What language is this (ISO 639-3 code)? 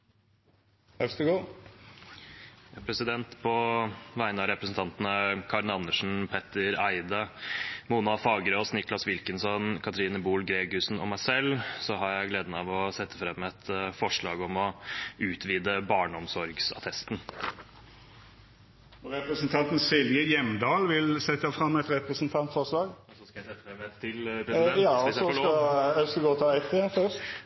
nor